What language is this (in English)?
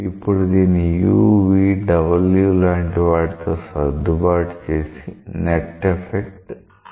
Telugu